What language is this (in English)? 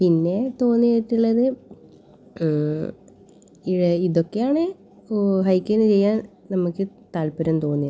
Malayalam